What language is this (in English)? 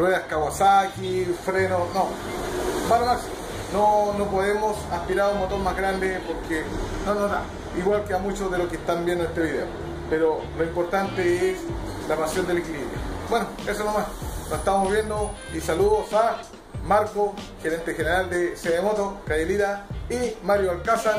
Spanish